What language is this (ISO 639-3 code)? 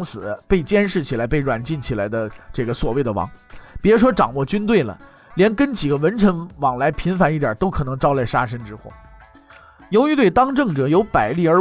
zho